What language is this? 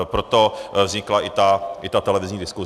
Czech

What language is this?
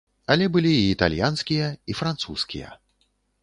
Belarusian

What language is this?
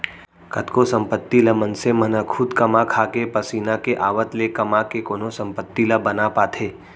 Chhattisgarhi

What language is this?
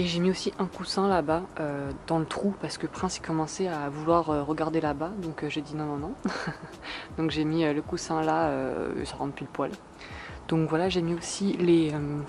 French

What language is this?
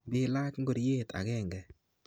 Kalenjin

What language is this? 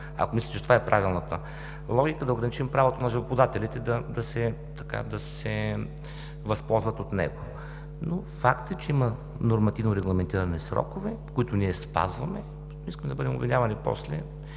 Bulgarian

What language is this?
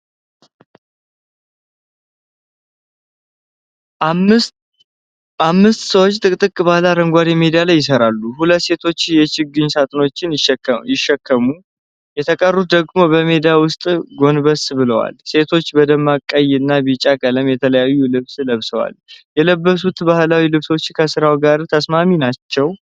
Amharic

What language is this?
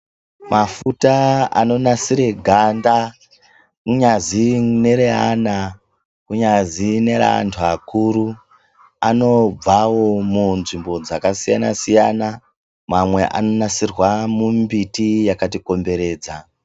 Ndau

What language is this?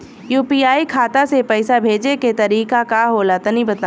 Bhojpuri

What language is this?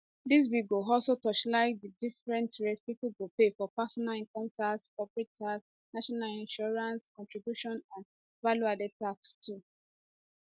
Nigerian Pidgin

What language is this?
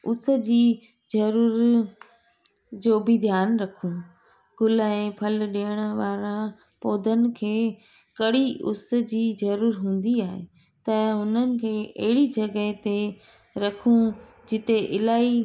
Sindhi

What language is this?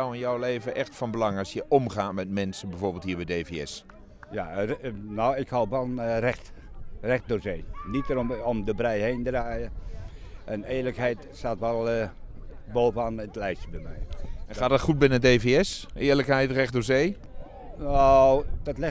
Dutch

